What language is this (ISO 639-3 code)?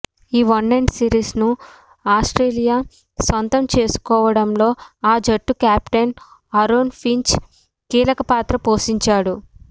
tel